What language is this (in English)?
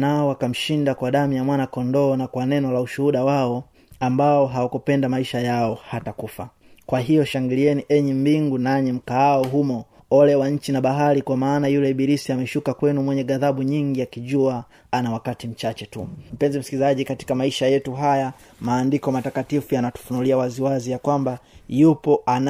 Swahili